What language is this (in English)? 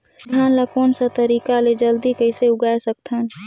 Chhattisgarhi